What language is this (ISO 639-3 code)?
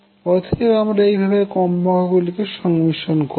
ben